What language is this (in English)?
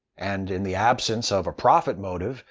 English